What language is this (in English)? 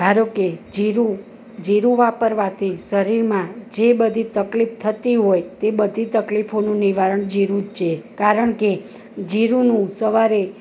Gujarati